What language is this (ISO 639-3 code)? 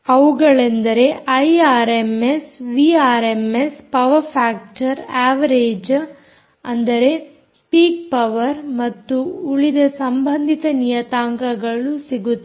kan